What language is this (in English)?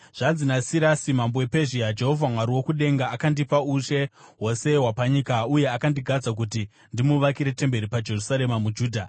Shona